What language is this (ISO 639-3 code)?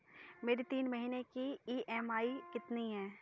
hin